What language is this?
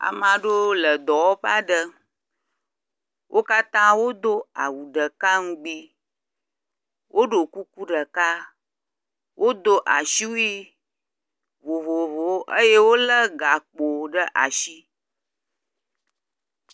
Ewe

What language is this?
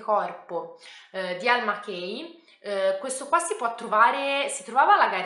Italian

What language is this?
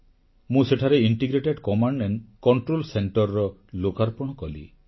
Odia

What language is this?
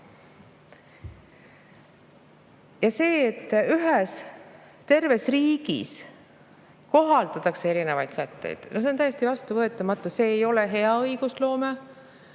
Estonian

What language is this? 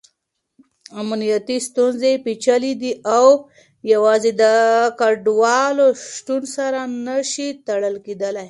Pashto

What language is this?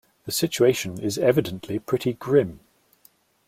English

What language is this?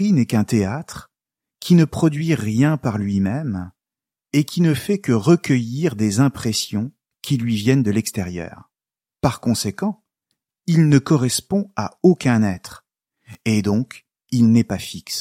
French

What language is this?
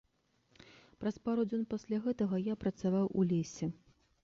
Belarusian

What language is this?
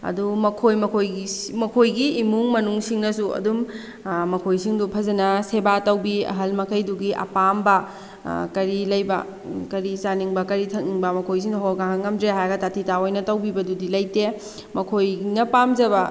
Manipuri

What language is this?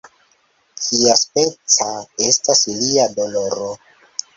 Esperanto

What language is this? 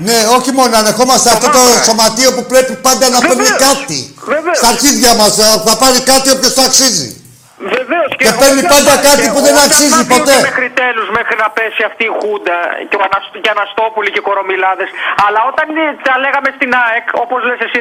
Greek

